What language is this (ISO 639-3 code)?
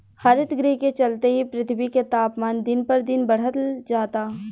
bho